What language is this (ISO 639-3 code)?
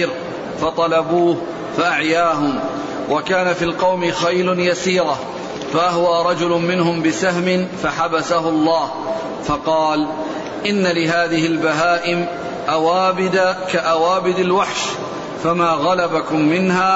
ara